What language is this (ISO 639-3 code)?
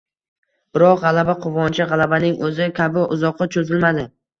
uzb